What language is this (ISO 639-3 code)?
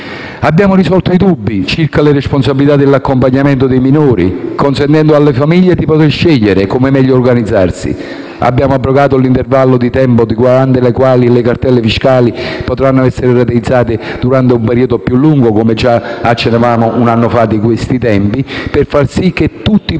ita